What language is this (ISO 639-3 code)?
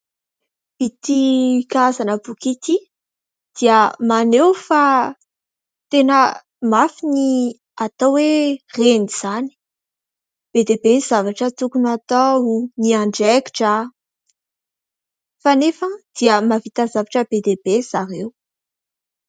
mlg